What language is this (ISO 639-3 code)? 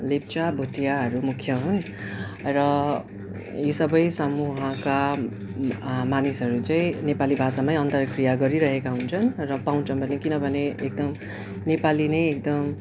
nep